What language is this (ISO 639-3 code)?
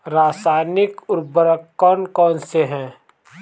hin